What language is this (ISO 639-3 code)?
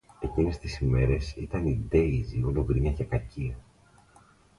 ell